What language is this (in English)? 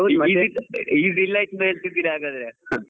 Kannada